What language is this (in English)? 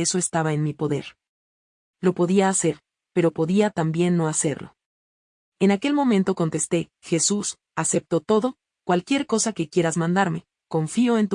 Spanish